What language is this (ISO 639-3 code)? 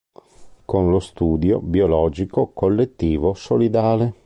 ita